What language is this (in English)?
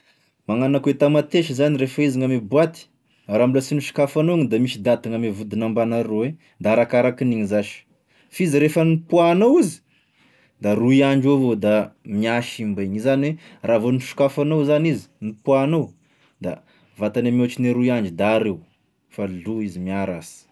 Tesaka Malagasy